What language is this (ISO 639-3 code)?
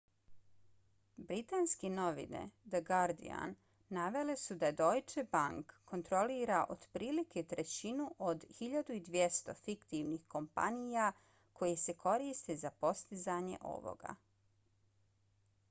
bos